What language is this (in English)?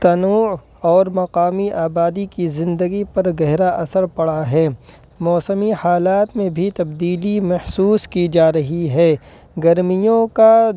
Urdu